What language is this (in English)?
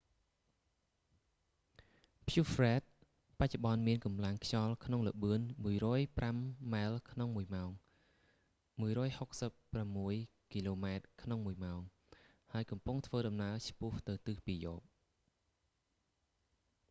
Khmer